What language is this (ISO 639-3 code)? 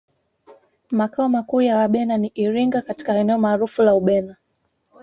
swa